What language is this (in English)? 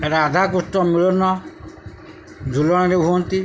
Odia